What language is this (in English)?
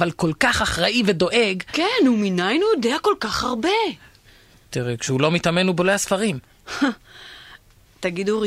Hebrew